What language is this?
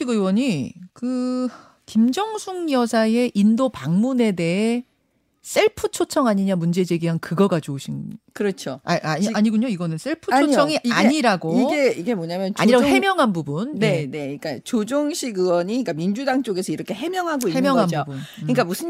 Korean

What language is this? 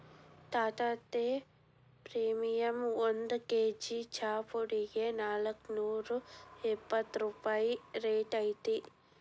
Kannada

